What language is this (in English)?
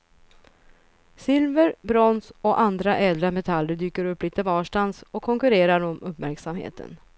Swedish